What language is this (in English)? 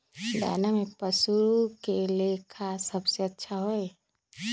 Magahi